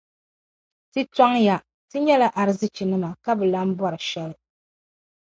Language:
Dagbani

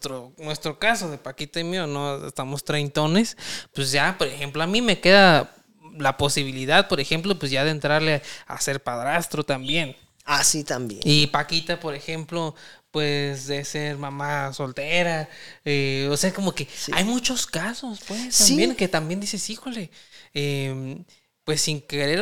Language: Spanish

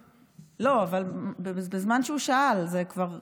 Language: Hebrew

